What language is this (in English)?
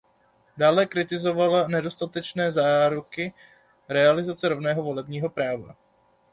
Czech